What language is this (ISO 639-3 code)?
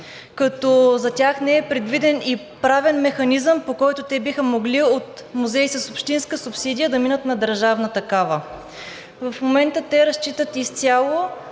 bul